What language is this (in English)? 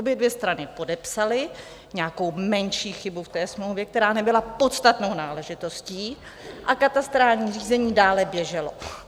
Czech